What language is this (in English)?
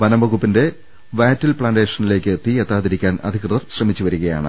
Malayalam